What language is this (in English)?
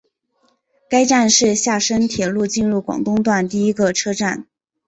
Chinese